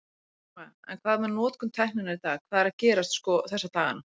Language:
Icelandic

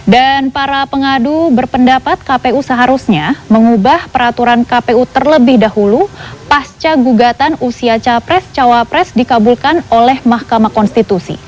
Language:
Indonesian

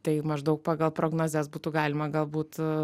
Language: Lithuanian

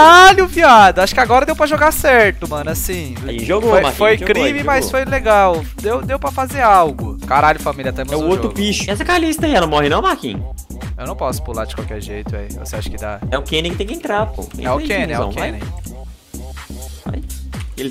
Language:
Portuguese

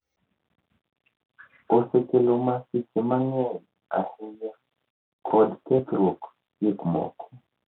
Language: Luo (Kenya and Tanzania)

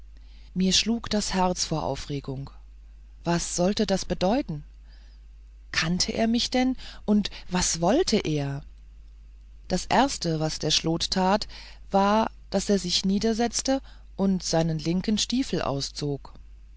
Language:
German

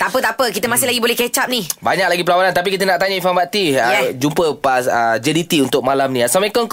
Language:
Malay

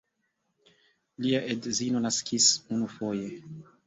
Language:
Esperanto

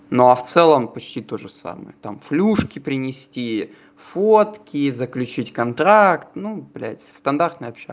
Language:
Russian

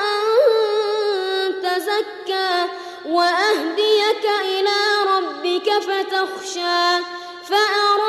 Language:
Arabic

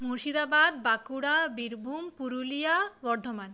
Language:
Bangla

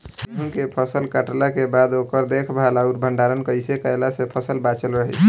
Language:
Bhojpuri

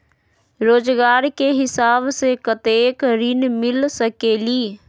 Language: Magahi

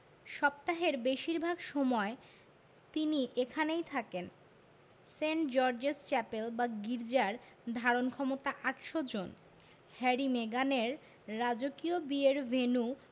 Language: Bangla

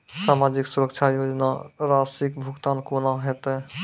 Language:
Maithili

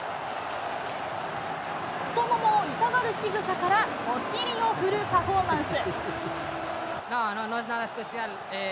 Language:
Japanese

